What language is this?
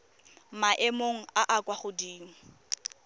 Tswana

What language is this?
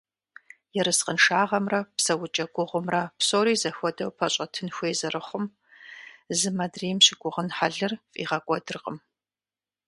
Kabardian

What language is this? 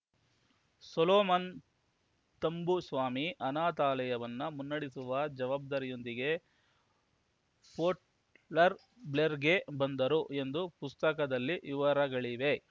Kannada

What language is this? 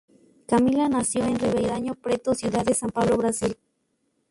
Spanish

